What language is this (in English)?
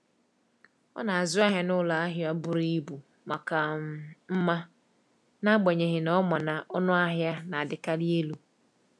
Igbo